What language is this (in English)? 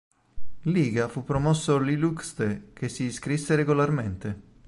Italian